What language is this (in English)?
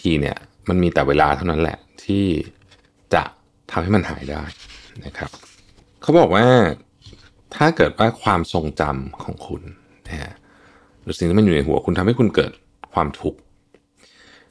Thai